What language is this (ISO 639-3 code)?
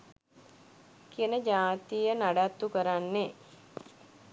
sin